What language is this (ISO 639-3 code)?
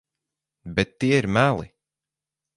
lav